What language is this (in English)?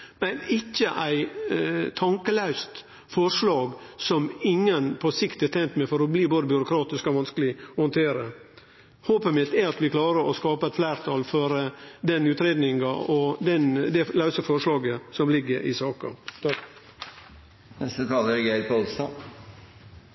Norwegian Nynorsk